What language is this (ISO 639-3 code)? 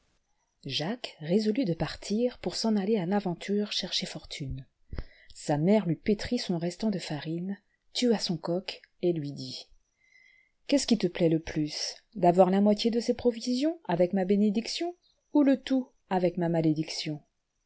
fra